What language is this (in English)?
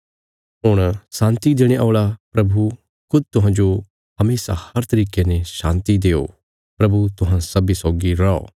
Bilaspuri